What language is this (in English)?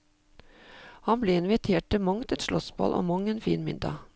Norwegian